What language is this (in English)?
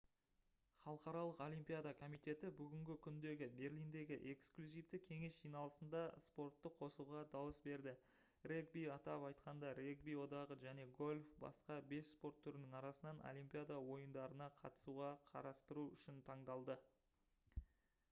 Kazakh